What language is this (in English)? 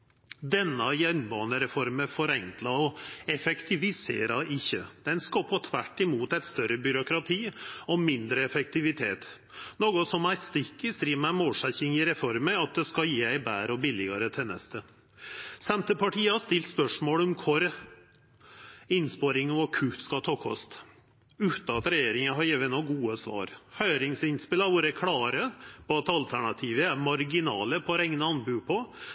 Norwegian Nynorsk